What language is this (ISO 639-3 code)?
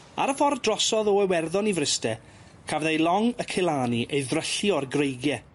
cym